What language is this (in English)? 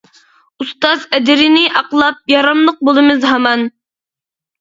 Uyghur